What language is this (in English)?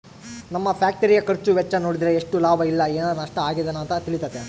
Kannada